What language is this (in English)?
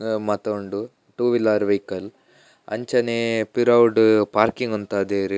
Tulu